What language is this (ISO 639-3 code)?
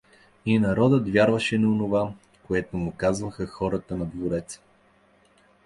bul